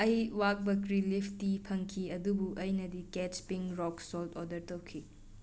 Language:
Manipuri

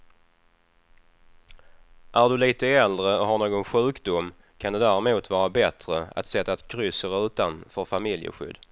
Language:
Swedish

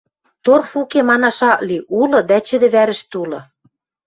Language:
Western Mari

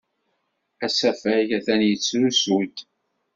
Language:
Kabyle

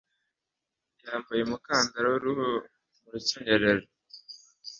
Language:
Kinyarwanda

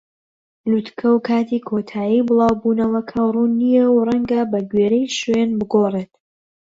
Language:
Central Kurdish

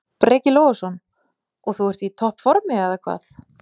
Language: Icelandic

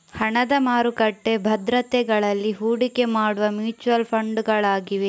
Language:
Kannada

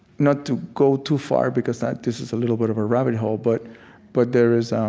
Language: English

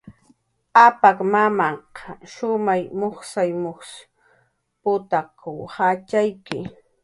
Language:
Jaqaru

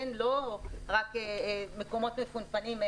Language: Hebrew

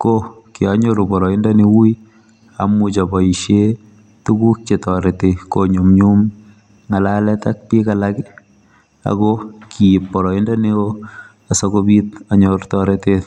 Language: Kalenjin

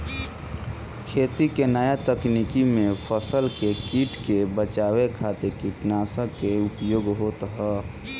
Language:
Bhojpuri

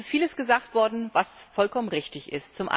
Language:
German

